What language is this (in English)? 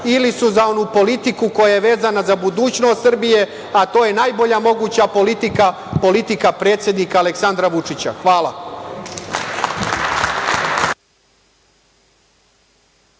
Serbian